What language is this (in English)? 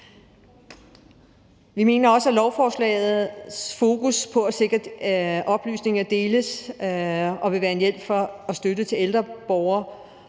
Danish